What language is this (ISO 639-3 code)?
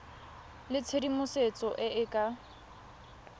tsn